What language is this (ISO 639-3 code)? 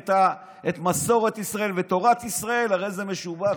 heb